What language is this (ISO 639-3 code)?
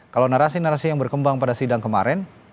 ind